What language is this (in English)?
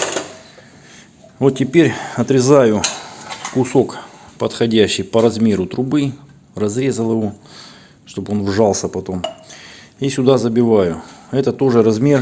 Russian